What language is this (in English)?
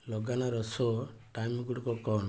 Odia